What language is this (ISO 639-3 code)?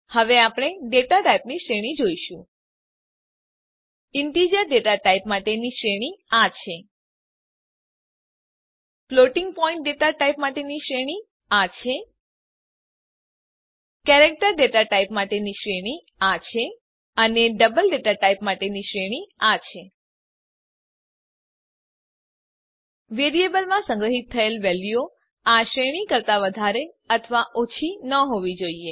guj